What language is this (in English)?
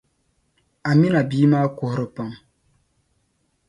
Dagbani